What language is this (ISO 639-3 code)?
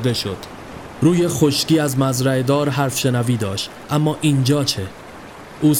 fas